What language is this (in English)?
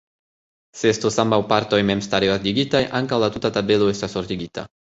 Esperanto